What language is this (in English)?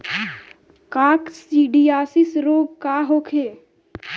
Bhojpuri